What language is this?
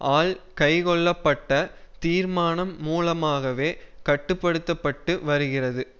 Tamil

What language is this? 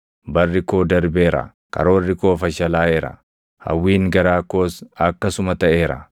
Oromo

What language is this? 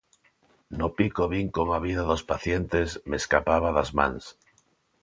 Galician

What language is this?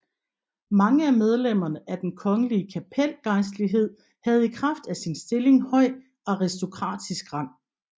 Danish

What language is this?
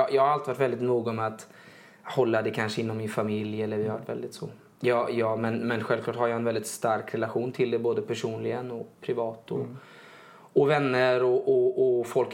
Swedish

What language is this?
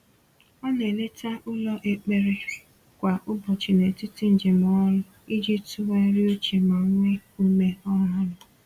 Igbo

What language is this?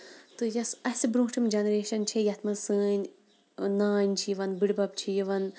Kashmiri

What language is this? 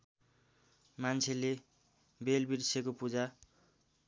Nepali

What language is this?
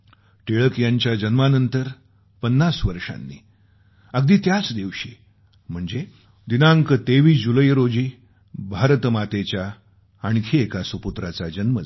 Marathi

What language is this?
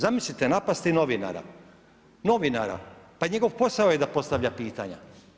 Croatian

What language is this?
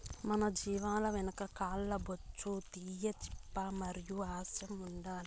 Telugu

